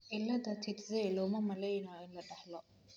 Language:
Somali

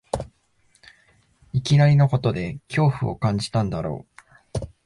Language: Japanese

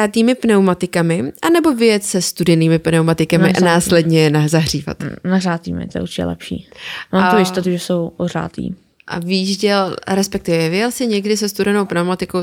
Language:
Czech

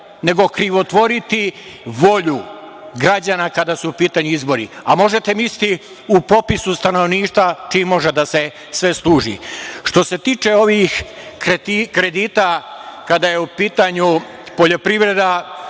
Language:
Serbian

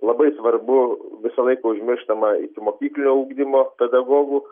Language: Lithuanian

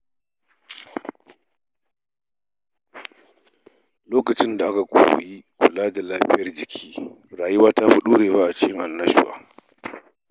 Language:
Hausa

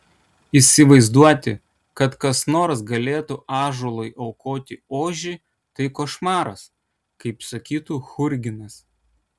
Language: Lithuanian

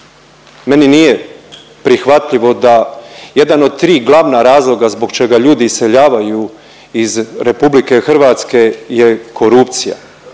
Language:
Croatian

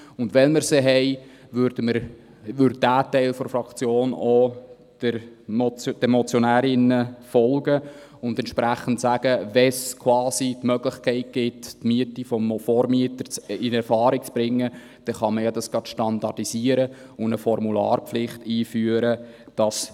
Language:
Swiss German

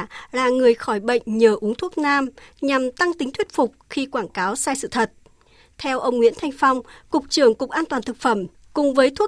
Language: Vietnamese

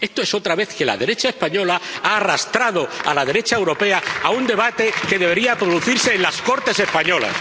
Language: Spanish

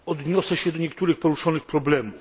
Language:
Polish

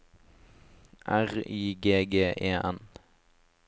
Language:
Norwegian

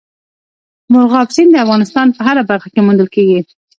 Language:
Pashto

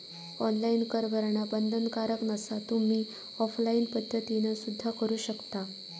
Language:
Marathi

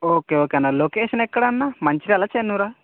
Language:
Telugu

